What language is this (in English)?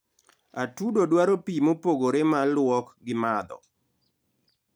Luo (Kenya and Tanzania)